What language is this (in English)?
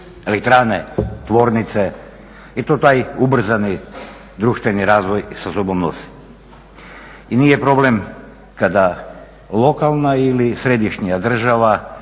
Croatian